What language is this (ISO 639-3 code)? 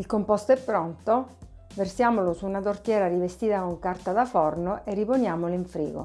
ita